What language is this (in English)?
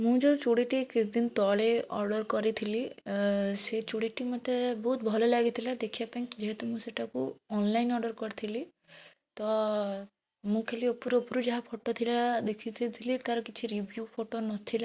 Odia